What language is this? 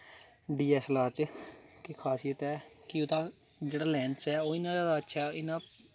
Dogri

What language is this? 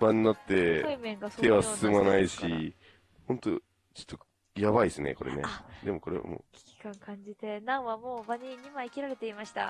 Japanese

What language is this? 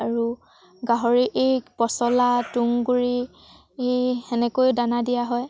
Assamese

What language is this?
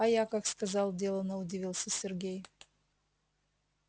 Russian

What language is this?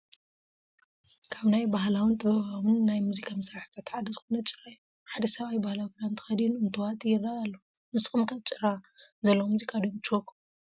Tigrinya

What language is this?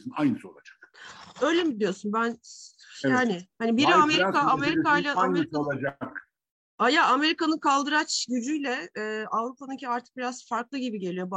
Turkish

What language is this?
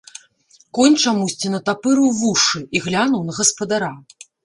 Belarusian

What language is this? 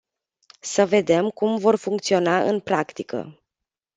Romanian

